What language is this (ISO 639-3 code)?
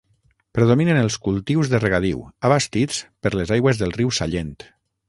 cat